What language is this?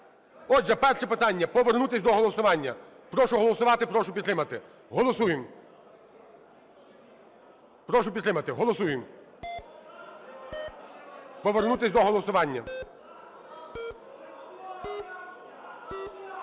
Ukrainian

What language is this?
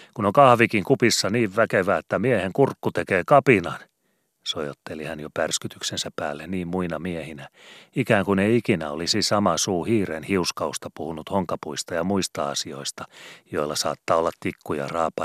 Finnish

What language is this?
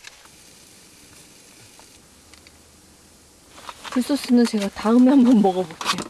Korean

